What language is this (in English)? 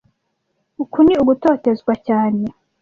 Kinyarwanda